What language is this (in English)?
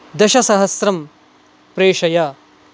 Sanskrit